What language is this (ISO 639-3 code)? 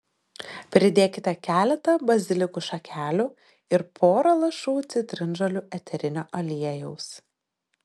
lit